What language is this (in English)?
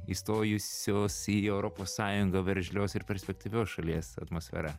Lithuanian